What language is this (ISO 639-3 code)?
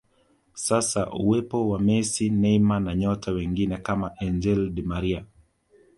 swa